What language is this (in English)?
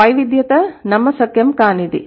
Telugu